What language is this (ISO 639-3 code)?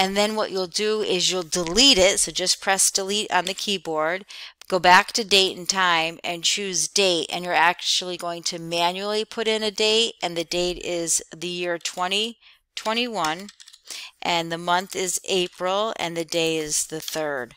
eng